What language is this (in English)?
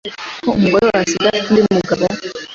Kinyarwanda